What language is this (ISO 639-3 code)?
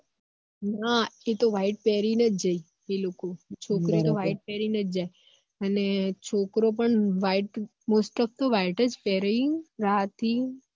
guj